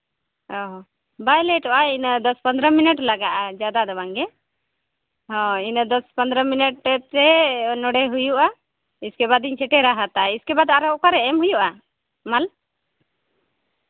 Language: Santali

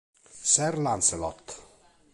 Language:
Italian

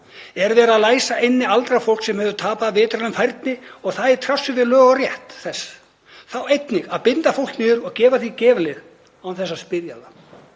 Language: Icelandic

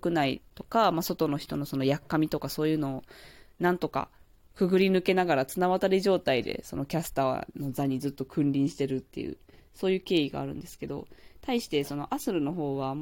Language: Japanese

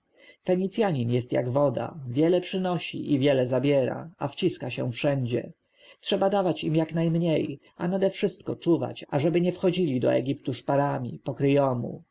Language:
Polish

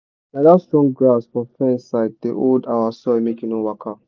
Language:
Nigerian Pidgin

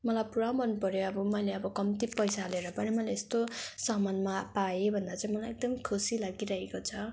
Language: Nepali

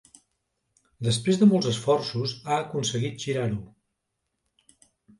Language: Catalan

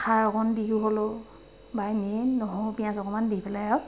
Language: Assamese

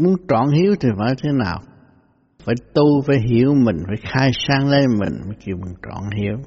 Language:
Vietnamese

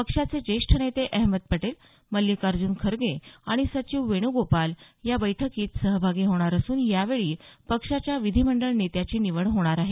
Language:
Marathi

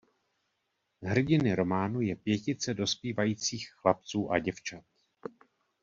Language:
Czech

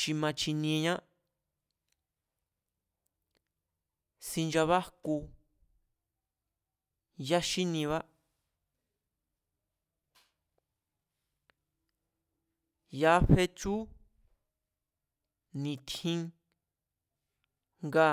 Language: Mazatlán Mazatec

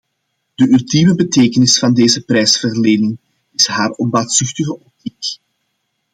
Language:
Dutch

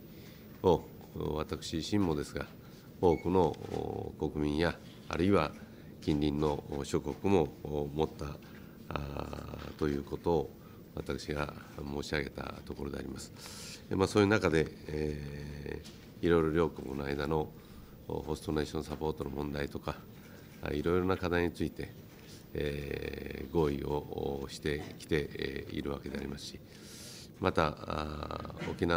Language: Japanese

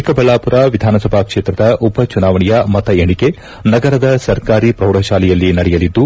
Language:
Kannada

